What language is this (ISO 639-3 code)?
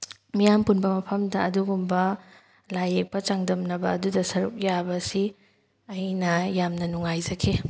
mni